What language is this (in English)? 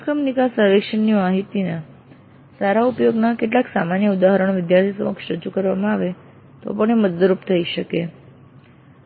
Gujarati